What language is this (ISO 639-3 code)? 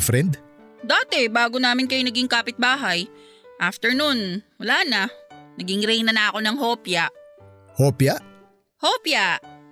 fil